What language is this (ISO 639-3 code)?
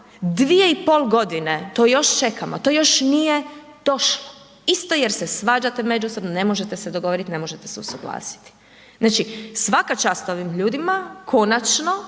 hrv